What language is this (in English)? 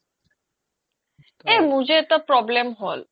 Assamese